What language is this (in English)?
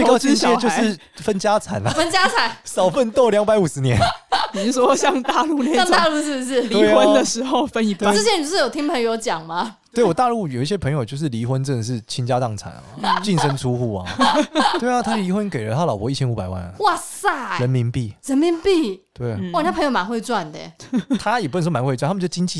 Chinese